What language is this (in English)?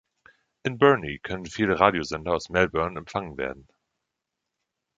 German